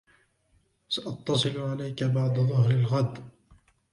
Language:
Arabic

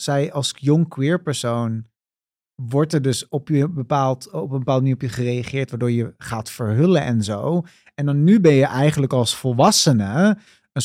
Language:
Dutch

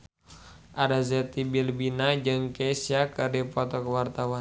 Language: Sundanese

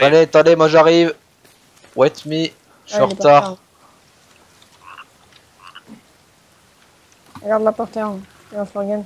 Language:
French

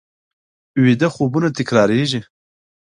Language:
Pashto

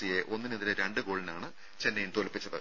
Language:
Malayalam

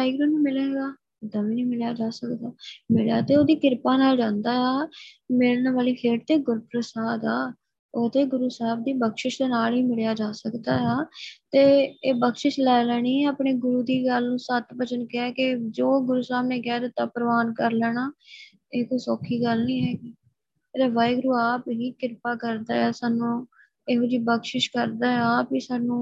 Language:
Punjabi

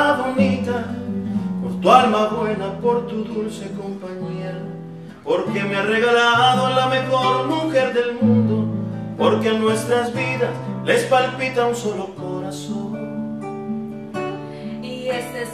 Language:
Spanish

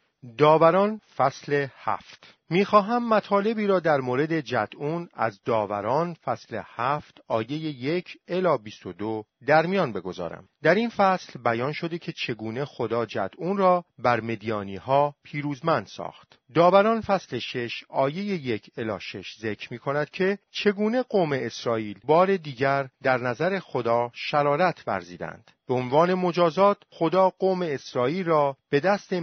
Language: Persian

